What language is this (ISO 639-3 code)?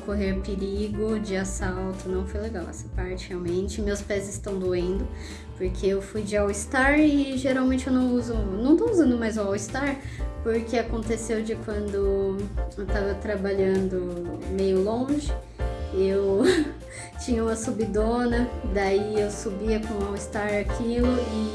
por